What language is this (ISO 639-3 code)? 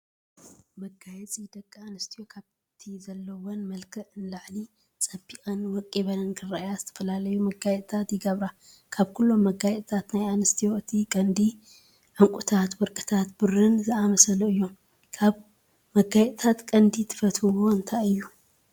tir